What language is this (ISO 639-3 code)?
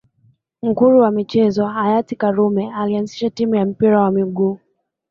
swa